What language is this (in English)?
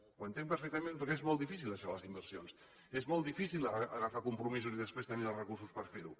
Catalan